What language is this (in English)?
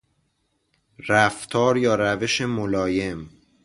Persian